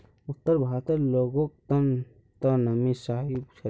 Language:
Magahi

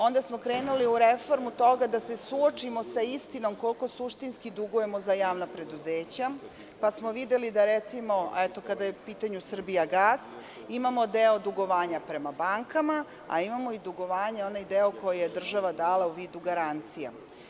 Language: Serbian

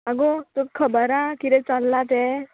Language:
Konkani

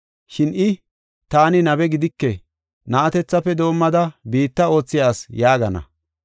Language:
Gofa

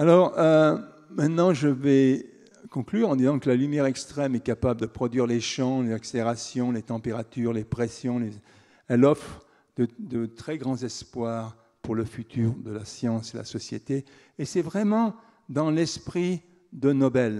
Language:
French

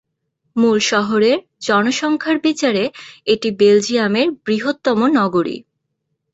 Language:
Bangla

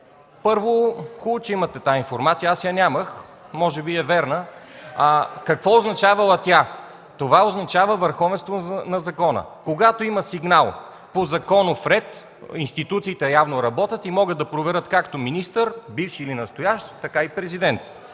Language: Bulgarian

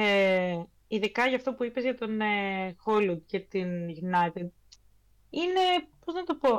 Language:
Greek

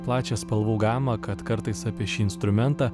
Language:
Lithuanian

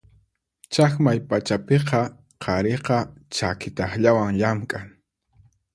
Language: Puno Quechua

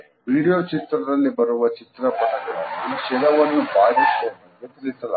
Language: Kannada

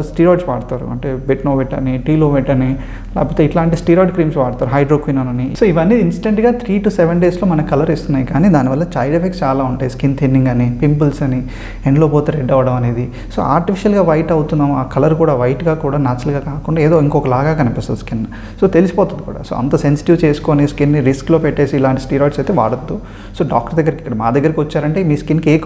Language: Telugu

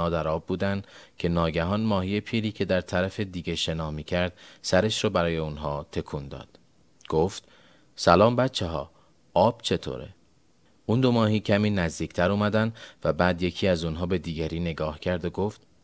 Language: Persian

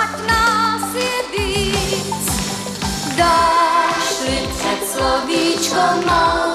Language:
Czech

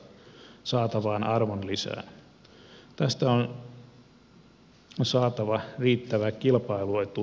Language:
Finnish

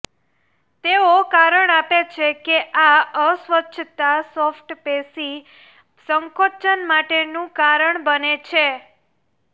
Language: Gujarati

